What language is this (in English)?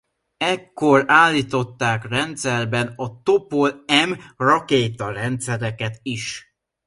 Hungarian